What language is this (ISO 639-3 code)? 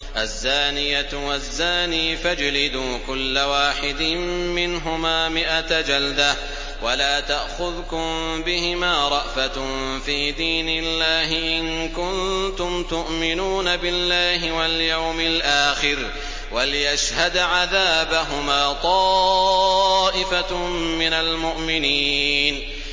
ara